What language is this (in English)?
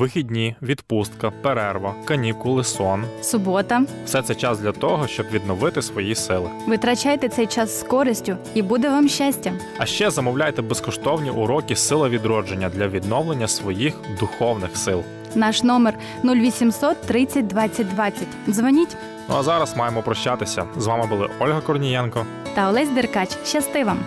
Ukrainian